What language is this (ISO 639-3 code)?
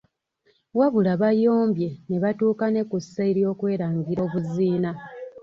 lug